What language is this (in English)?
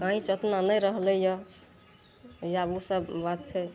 Maithili